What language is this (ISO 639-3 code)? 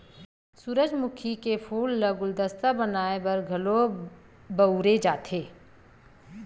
hne